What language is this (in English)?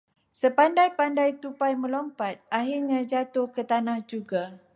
Malay